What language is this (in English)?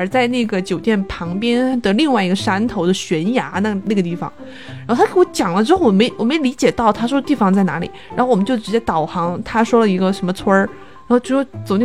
Chinese